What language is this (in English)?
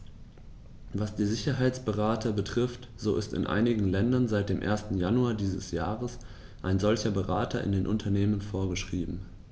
German